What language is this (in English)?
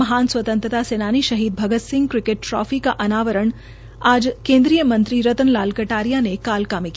Hindi